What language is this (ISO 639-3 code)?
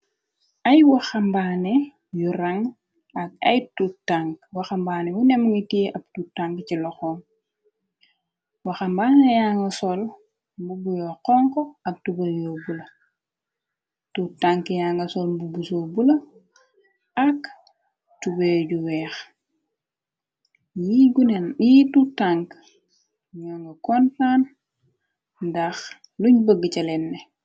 wol